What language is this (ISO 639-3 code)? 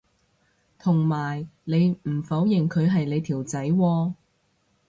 yue